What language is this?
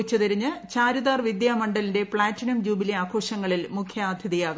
Malayalam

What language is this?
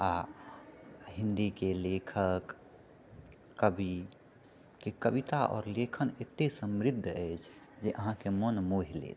Maithili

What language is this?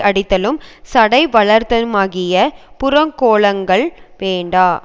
Tamil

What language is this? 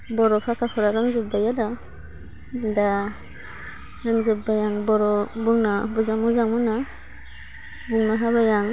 Bodo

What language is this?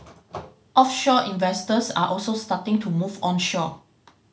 English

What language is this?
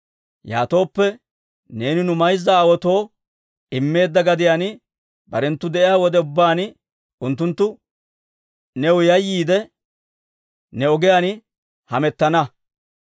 Dawro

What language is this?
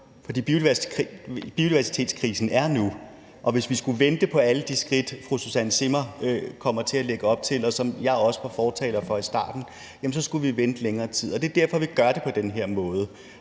Danish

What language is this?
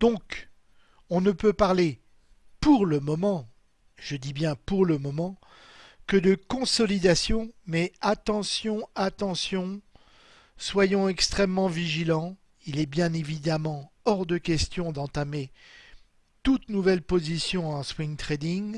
French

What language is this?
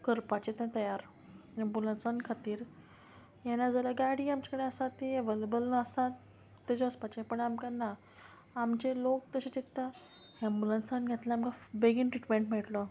Konkani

